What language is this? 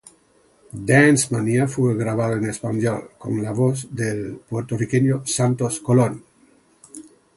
Spanish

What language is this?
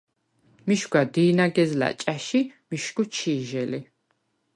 Svan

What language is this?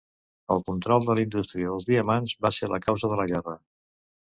Catalan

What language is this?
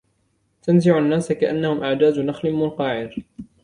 Arabic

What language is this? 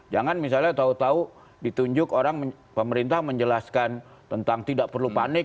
Indonesian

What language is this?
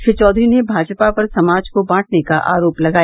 Hindi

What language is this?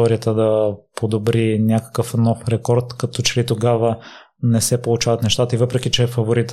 Bulgarian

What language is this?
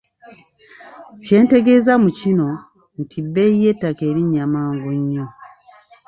Ganda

